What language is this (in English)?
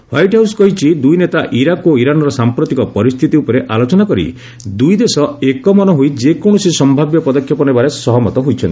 Odia